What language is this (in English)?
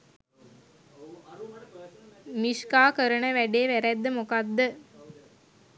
Sinhala